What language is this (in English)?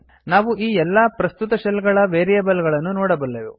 Kannada